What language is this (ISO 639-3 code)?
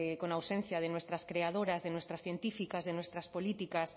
spa